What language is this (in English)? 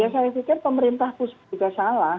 Indonesian